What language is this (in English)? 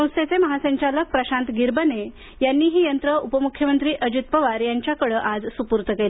Marathi